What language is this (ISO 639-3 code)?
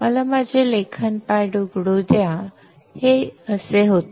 mar